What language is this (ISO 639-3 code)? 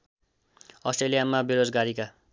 nep